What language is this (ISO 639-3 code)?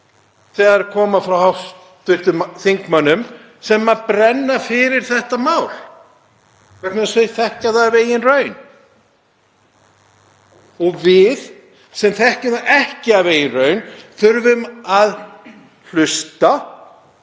isl